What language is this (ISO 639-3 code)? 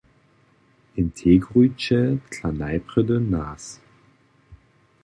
hsb